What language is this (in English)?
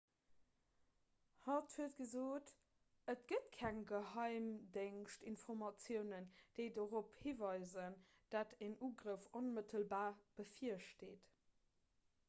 Luxembourgish